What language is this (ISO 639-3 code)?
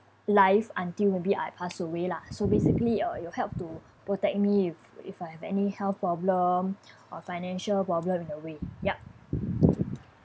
eng